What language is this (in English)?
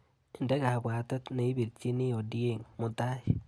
Kalenjin